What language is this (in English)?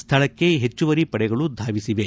Kannada